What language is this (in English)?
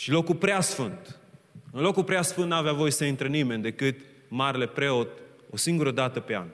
Romanian